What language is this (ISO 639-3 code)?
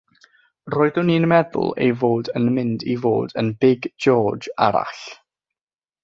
cym